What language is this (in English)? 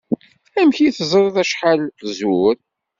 Kabyle